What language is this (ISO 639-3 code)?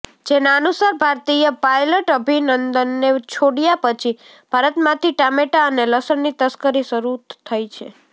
guj